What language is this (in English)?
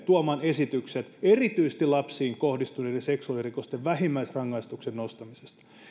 Finnish